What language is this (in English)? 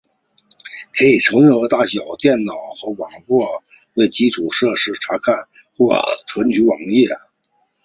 Chinese